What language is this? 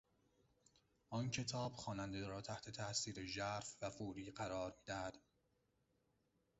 Persian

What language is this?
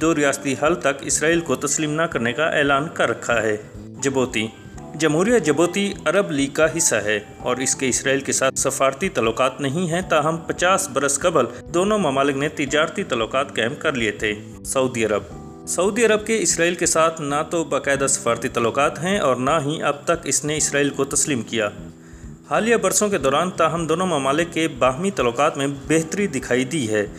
Urdu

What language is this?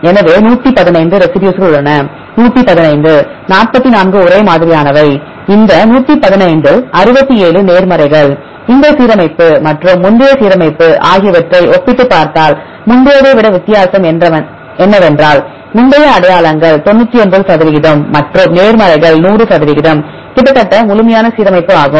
Tamil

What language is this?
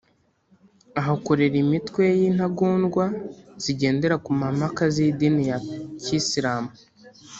Kinyarwanda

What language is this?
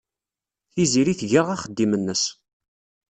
Kabyle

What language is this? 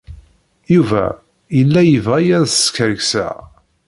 Kabyle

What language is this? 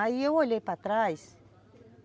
Portuguese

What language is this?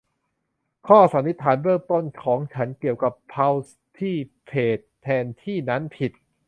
Thai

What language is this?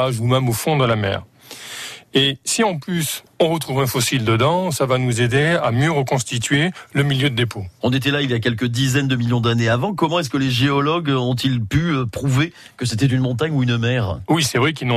French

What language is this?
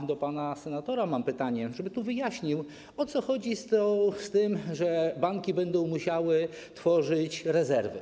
Polish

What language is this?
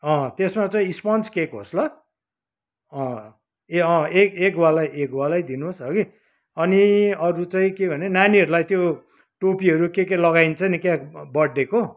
Nepali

